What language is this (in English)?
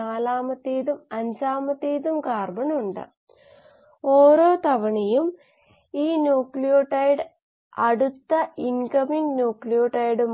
Malayalam